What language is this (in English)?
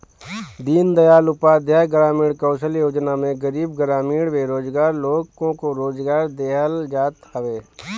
Bhojpuri